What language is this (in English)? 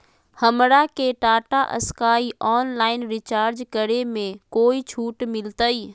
Magahi